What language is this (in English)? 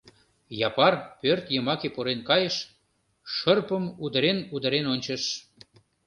Mari